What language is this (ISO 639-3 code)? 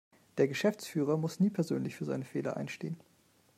deu